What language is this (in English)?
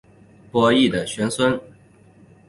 Chinese